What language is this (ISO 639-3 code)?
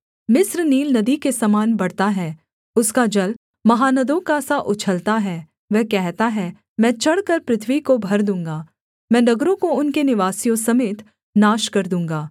hin